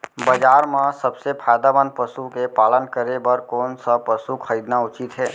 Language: Chhattisgarhi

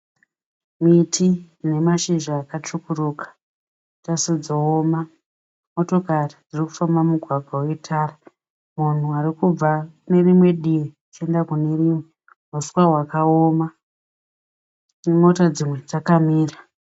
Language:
Shona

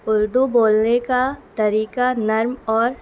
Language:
Urdu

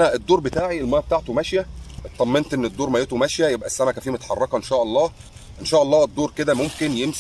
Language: Arabic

